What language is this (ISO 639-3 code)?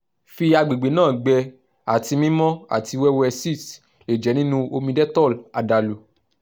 yor